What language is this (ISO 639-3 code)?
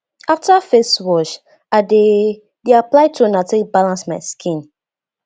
pcm